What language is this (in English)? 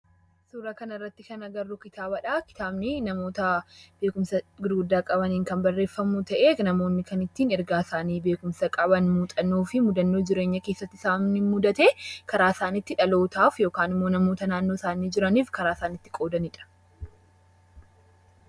Oromo